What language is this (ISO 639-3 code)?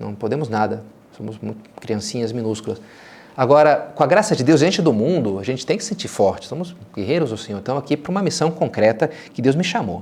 por